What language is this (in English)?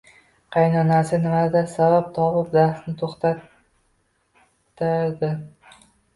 Uzbek